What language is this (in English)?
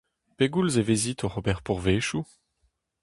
Breton